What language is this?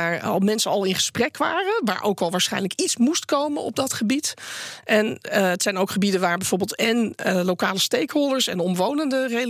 Dutch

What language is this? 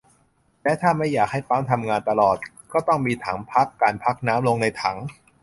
Thai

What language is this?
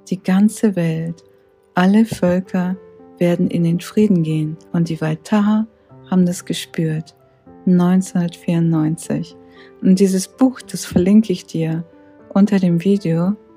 German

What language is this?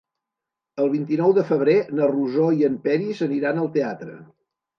Catalan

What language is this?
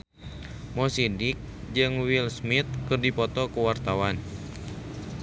Sundanese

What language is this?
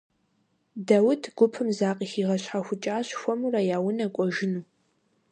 Kabardian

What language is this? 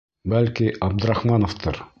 Bashkir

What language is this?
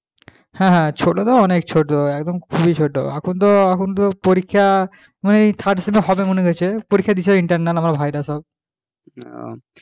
Bangla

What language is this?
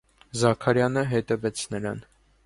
Armenian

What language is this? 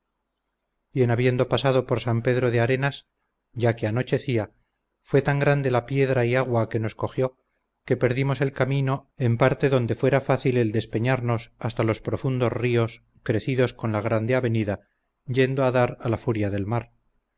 Spanish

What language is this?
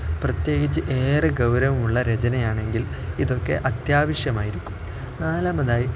Malayalam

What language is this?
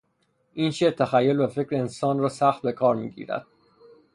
Persian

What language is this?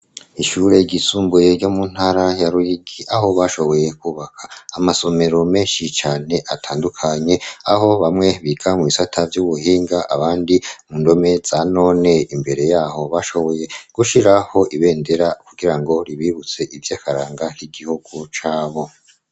Rundi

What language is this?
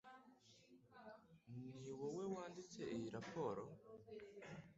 Kinyarwanda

